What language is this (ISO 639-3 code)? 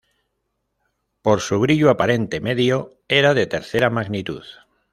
spa